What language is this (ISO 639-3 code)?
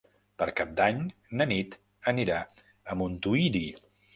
cat